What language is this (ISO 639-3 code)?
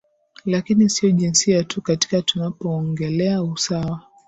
swa